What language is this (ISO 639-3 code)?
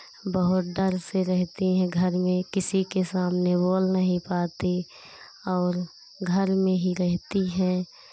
hin